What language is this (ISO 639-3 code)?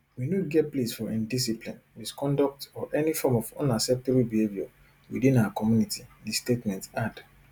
pcm